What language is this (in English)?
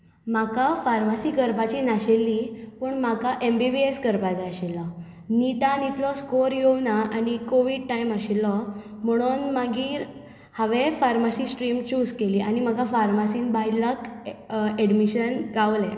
Konkani